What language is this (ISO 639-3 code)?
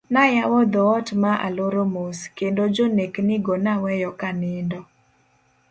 luo